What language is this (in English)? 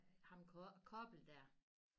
Danish